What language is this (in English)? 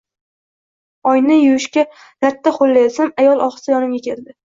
Uzbek